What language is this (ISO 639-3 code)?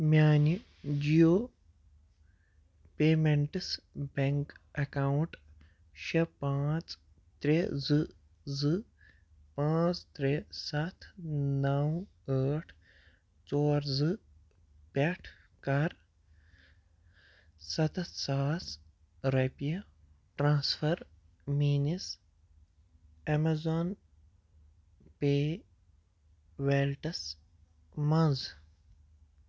kas